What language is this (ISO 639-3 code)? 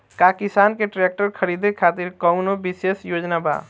bho